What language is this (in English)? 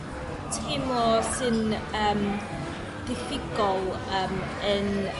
Welsh